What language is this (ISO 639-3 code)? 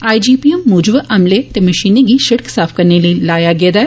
doi